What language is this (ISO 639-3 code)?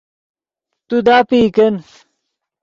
ydg